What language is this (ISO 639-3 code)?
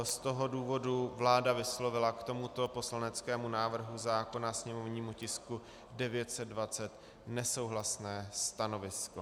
ces